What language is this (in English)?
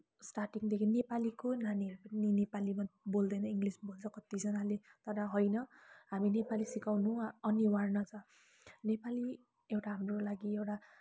Nepali